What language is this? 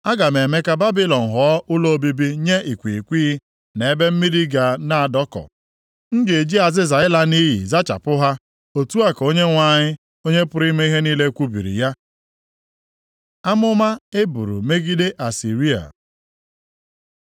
Igbo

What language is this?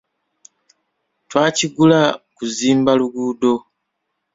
Ganda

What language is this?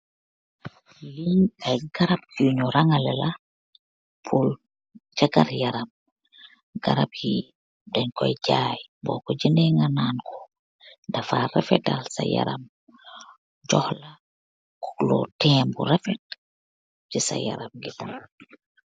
Wolof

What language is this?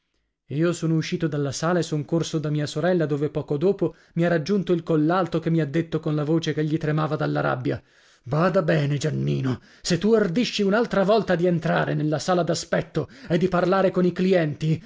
Italian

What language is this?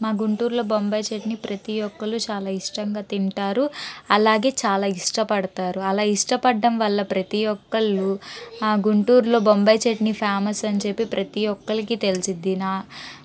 Telugu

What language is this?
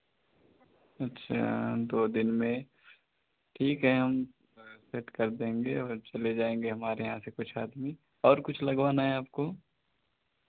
Hindi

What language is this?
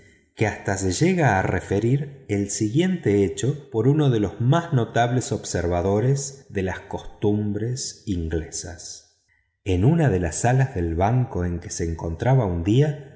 Spanish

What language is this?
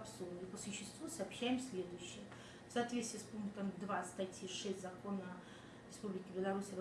Russian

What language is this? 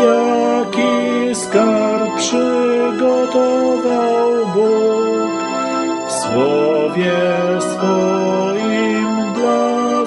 Polish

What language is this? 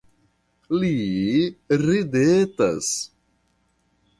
Esperanto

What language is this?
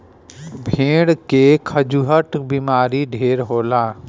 Bhojpuri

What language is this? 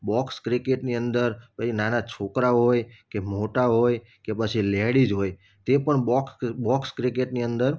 Gujarati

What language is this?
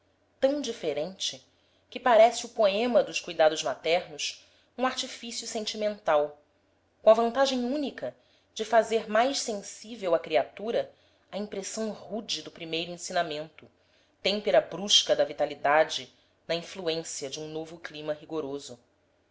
Portuguese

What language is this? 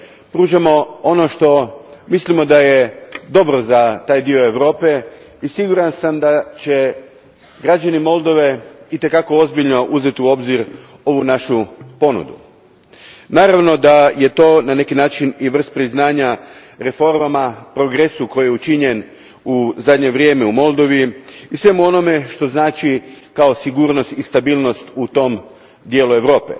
Croatian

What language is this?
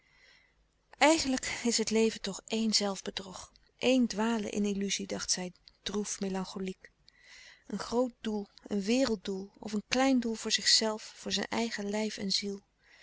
Dutch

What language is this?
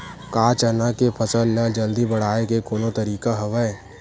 Chhattisgarhi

